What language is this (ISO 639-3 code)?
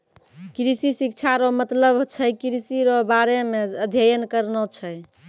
mai